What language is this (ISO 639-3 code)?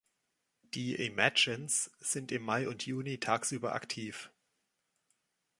deu